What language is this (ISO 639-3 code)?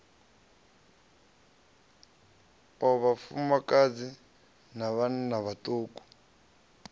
ven